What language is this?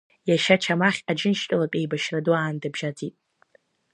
Abkhazian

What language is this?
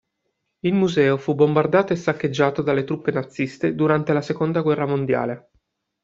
Italian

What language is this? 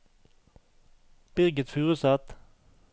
Norwegian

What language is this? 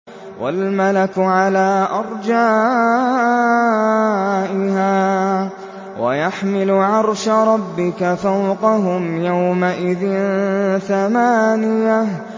Arabic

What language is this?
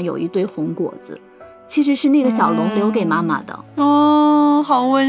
Chinese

